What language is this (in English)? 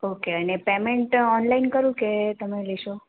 Gujarati